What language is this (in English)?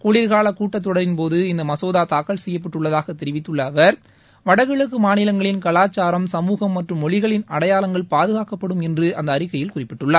Tamil